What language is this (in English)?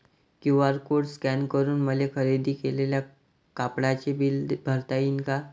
Marathi